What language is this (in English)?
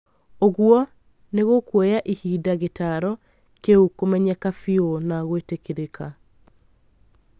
Kikuyu